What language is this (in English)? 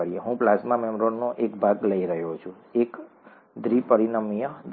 Gujarati